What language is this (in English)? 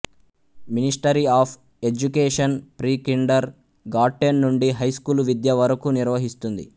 Telugu